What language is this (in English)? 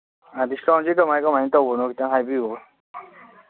Manipuri